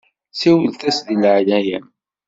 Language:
Kabyle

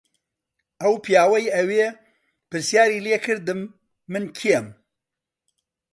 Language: Central Kurdish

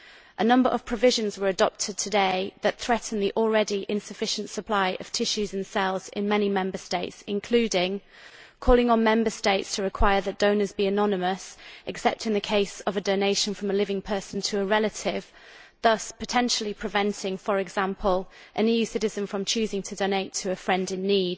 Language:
English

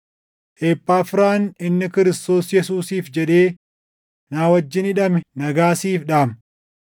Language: Oromo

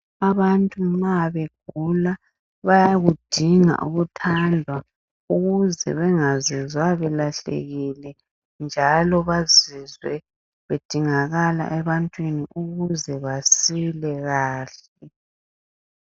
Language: North Ndebele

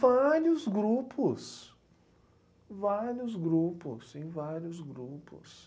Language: Portuguese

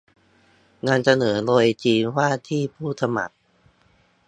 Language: Thai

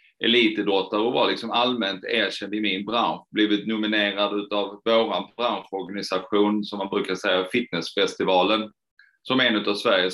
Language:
Swedish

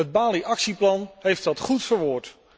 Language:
Dutch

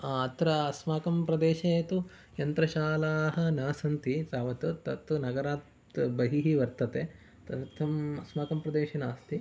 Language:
Sanskrit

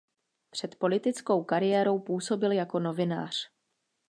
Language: Czech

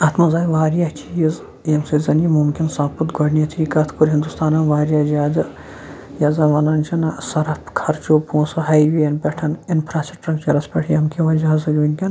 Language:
Kashmiri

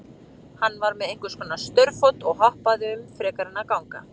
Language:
Icelandic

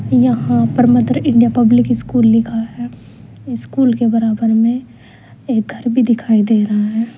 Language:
Hindi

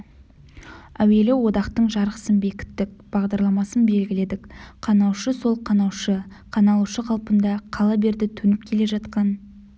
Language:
Kazakh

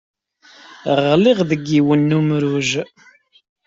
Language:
Kabyle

